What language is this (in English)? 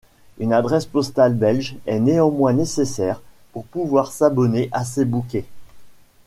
French